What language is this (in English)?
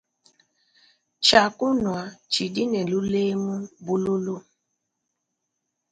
Luba-Lulua